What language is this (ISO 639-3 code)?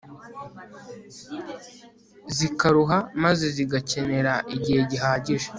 kin